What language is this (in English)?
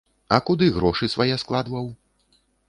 Belarusian